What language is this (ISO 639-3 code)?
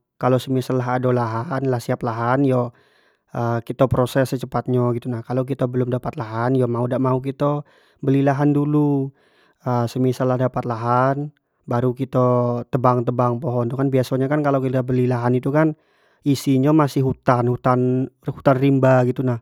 jax